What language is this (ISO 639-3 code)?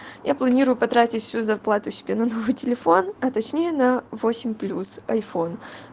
rus